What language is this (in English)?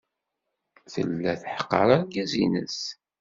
Kabyle